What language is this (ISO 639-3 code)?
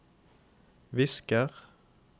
nor